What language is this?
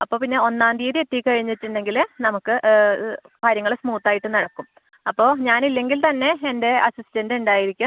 Malayalam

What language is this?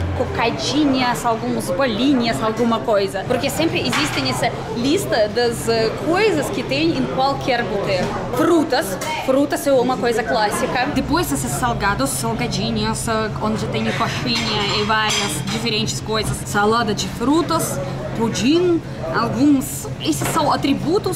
Portuguese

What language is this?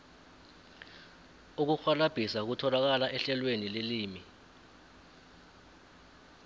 South Ndebele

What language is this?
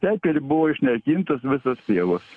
Lithuanian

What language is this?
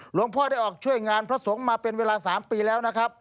Thai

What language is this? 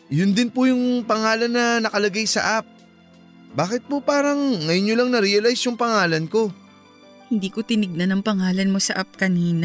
Filipino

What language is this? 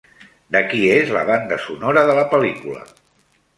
Catalan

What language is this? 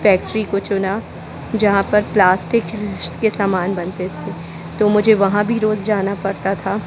Hindi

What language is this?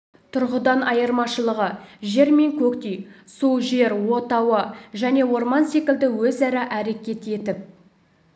Kazakh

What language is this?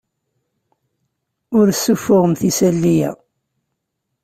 Kabyle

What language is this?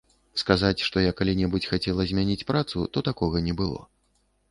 Belarusian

